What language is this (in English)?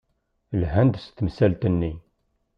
Kabyle